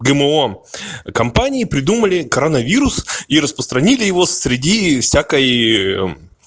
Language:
Russian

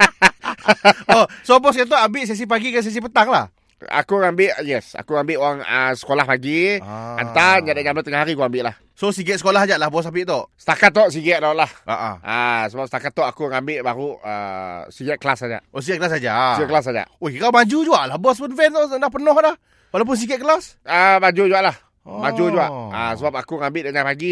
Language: Malay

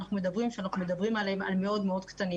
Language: Hebrew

